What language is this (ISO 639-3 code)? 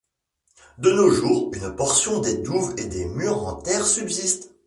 fra